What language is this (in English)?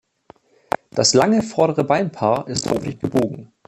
German